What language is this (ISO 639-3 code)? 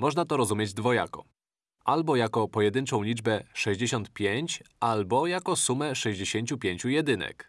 pol